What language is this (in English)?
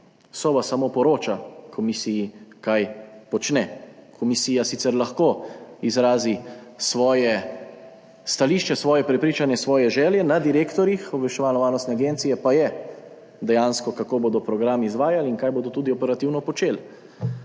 Slovenian